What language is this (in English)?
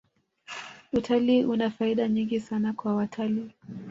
Swahili